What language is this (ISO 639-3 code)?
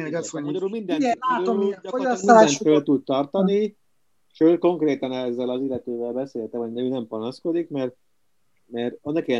hun